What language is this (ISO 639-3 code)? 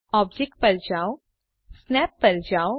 guj